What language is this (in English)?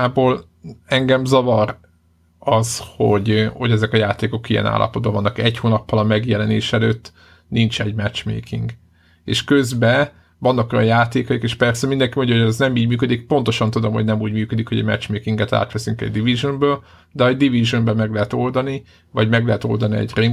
Hungarian